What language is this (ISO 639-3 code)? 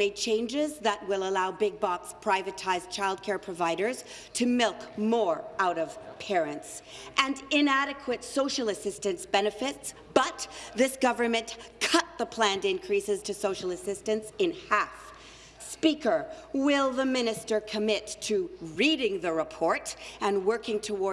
eng